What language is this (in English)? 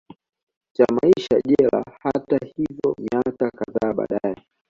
Swahili